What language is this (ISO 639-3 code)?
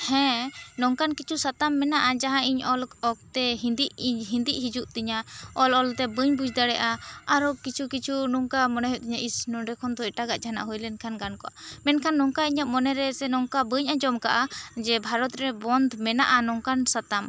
sat